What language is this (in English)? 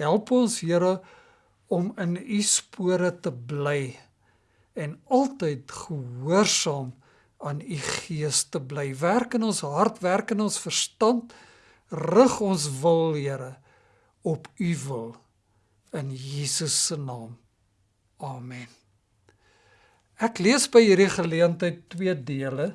Dutch